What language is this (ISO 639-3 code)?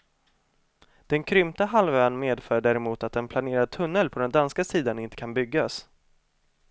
swe